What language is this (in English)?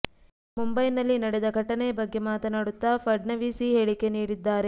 Kannada